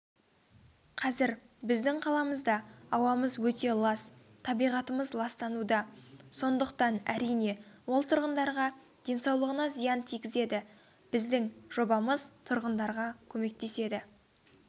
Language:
Kazakh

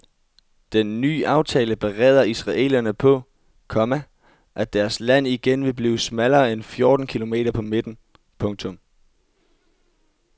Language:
Danish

